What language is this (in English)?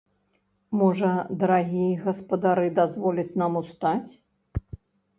Belarusian